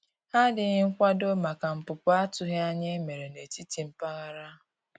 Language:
Igbo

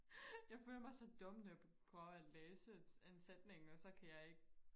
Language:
Danish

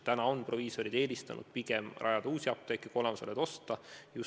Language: Estonian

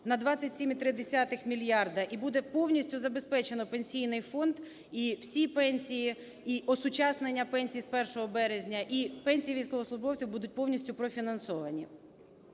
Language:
Ukrainian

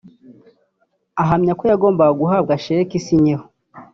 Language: Kinyarwanda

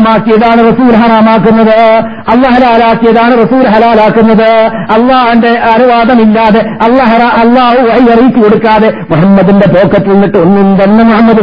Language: Malayalam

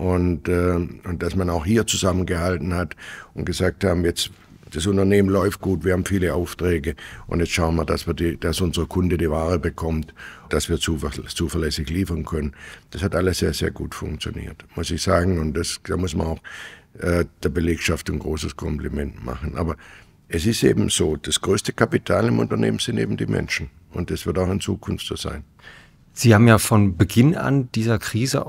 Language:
German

